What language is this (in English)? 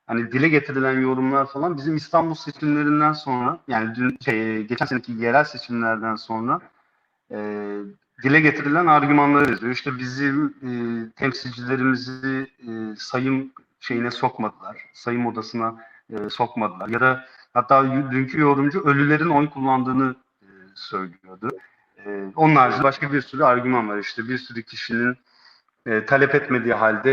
Turkish